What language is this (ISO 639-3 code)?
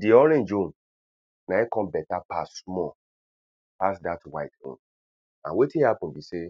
pcm